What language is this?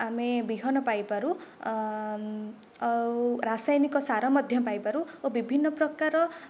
Odia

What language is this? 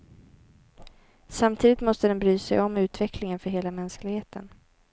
Swedish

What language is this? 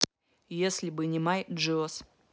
Russian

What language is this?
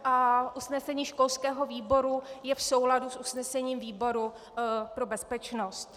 Czech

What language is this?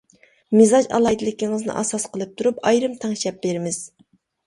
Uyghur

